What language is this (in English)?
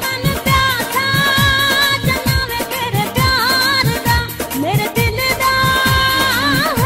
Arabic